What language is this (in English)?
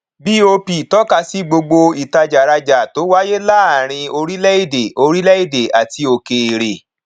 Yoruba